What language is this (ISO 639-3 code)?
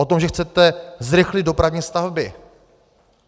ces